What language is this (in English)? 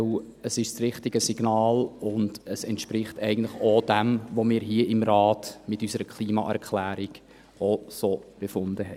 Swiss German